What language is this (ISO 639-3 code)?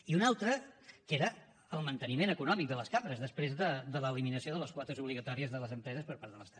cat